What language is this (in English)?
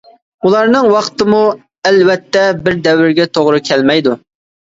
Uyghur